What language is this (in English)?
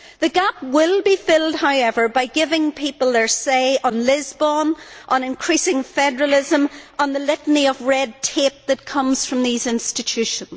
English